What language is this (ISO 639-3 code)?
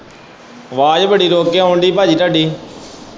pan